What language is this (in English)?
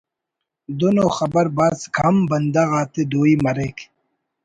Brahui